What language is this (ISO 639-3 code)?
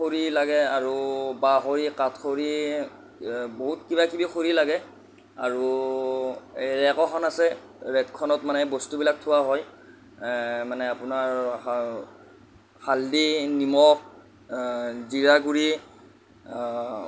asm